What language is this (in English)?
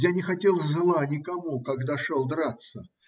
Russian